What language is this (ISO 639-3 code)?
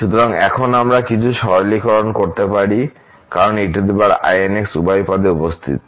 ben